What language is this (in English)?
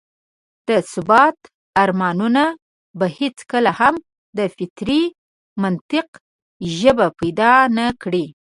Pashto